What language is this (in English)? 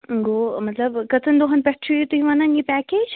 Kashmiri